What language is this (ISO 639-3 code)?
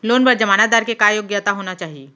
hne